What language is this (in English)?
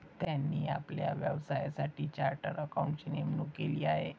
Marathi